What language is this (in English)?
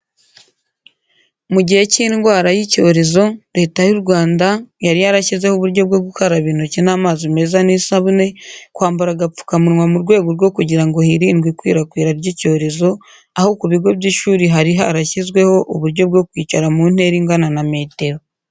Kinyarwanda